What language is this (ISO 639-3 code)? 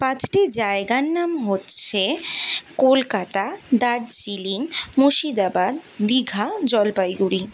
ben